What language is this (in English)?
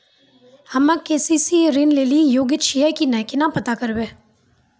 Maithili